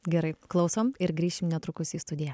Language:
Lithuanian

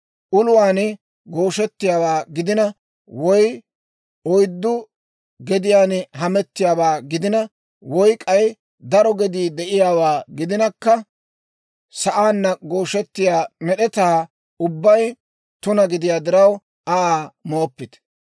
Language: Dawro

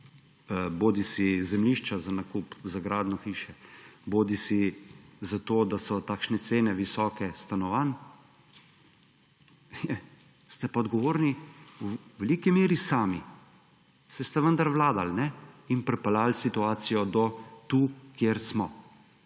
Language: Slovenian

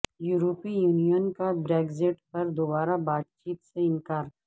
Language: Urdu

